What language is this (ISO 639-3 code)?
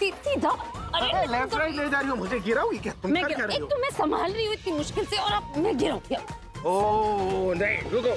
hin